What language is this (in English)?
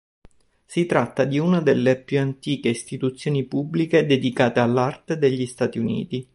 Italian